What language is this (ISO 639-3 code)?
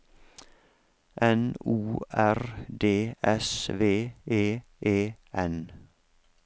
nor